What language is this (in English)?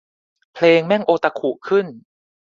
Thai